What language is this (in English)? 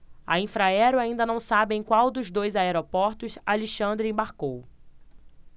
Portuguese